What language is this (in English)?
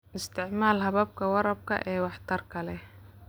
Somali